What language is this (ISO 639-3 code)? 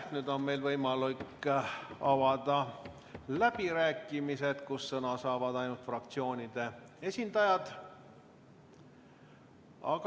est